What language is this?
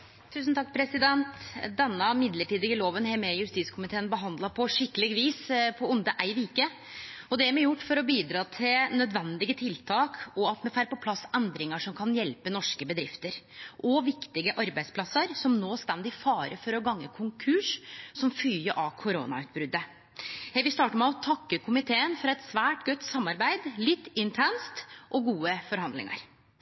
Norwegian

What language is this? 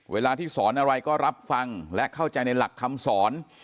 Thai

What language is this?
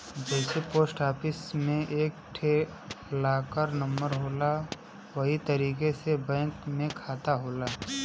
Bhojpuri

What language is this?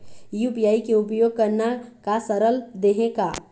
Chhattisgarhi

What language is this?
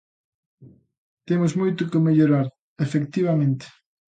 Galician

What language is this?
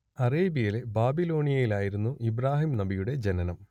Malayalam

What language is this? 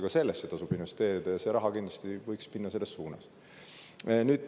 Estonian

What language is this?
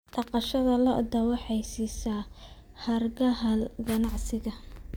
Somali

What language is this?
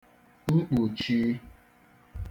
Igbo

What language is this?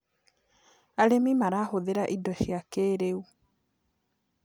Kikuyu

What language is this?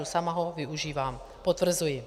Czech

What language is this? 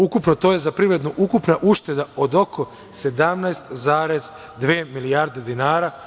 Serbian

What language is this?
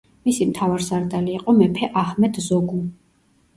Georgian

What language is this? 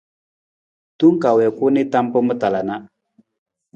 Nawdm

